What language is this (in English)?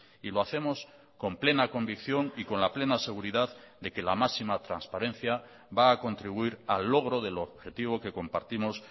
Spanish